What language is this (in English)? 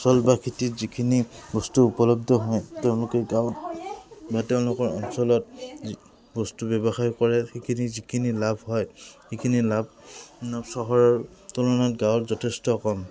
Assamese